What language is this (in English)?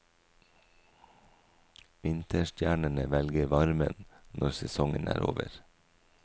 Norwegian